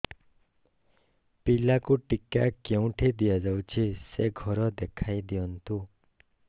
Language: Odia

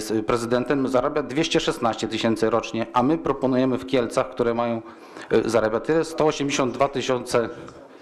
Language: Polish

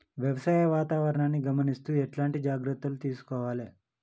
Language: Telugu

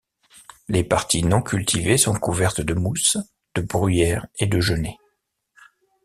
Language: French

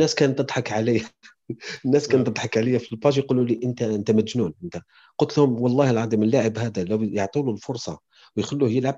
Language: Arabic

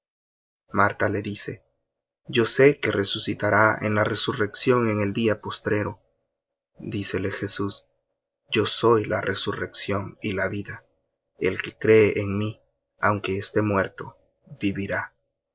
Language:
Spanish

